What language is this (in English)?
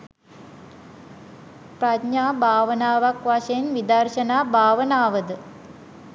Sinhala